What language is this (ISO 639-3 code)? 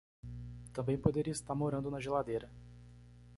por